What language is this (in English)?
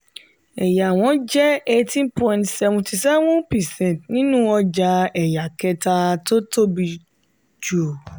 Yoruba